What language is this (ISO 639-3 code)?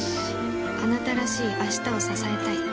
jpn